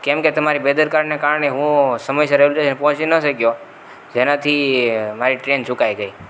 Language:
Gujarati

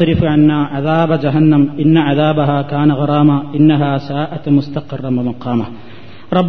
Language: Malayalam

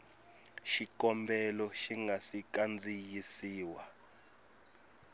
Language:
Tsonga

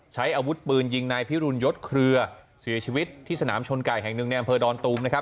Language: Thai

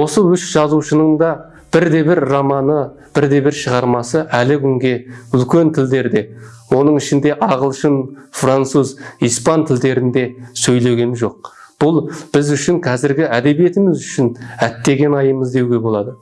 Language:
Turkish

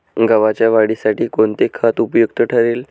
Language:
Marathi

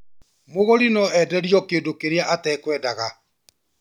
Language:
Kikuyu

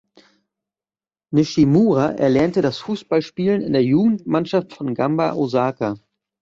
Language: German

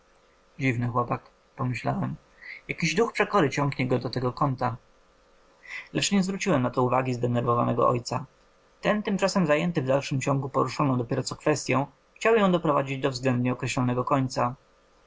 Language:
Polish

